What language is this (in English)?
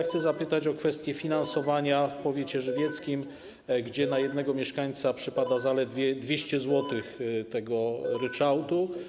Polish